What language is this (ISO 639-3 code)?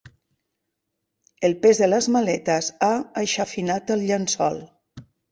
cat